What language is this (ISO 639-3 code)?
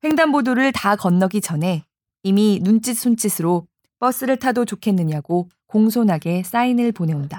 kor